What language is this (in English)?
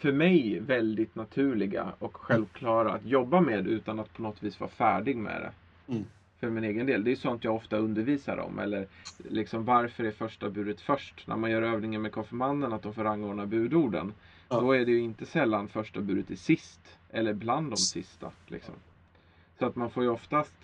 Swedish